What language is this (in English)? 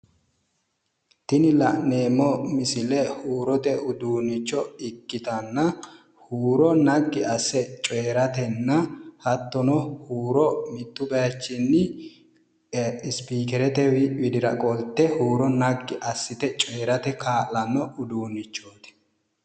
Sidamo